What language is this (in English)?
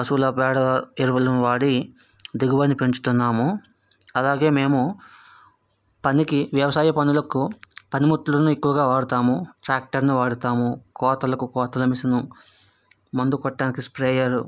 Telugu